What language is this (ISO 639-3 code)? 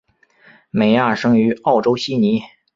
zho